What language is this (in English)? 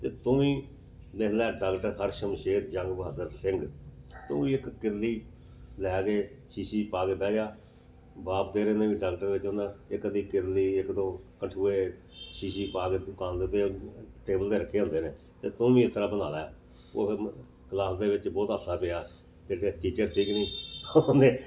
Punjabi